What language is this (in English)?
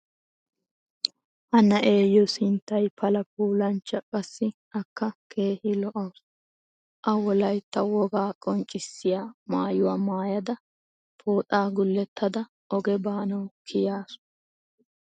Wolaytta